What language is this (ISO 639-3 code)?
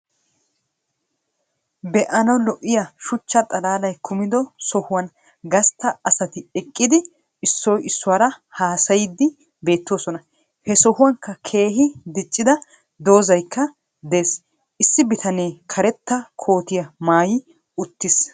wal